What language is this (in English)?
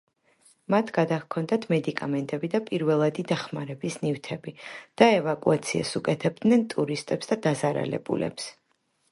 Georgian